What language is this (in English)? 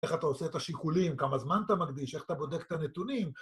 Hebrew